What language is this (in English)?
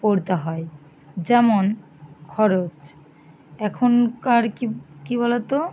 Bangla